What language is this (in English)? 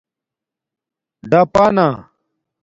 Domaaki